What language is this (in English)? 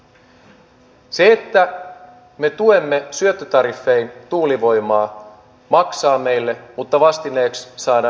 Finnish